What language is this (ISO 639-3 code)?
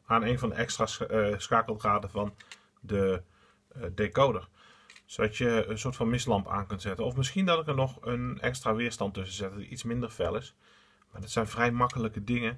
nld